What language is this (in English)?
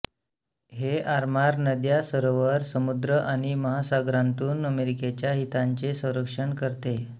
Marathi